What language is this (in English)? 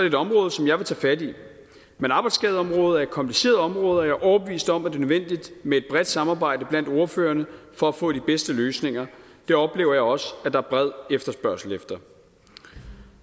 Danish